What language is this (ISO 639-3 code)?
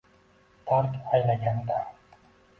uzb